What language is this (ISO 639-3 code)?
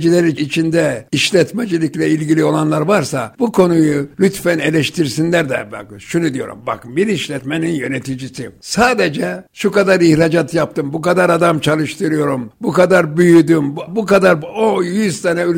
tur